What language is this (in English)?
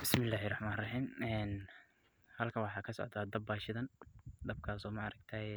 Somali